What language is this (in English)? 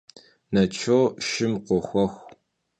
Kabardian